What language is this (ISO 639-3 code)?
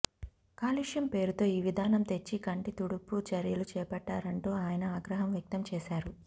tel